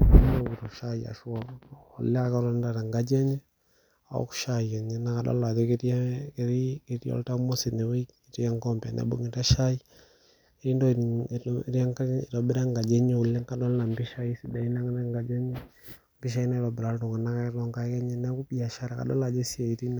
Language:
Masai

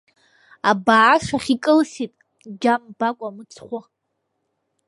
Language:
Abkhazian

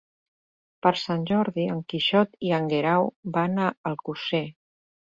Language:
Catalan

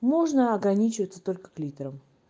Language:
Russian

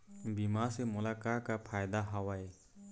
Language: Chhattisgarhi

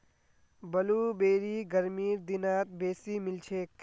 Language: Magahi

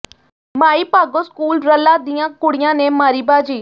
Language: Punjabi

